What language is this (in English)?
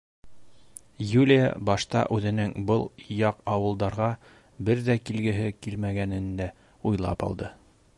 Bashkir